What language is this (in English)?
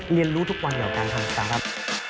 Thai